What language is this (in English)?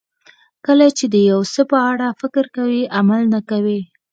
Pashto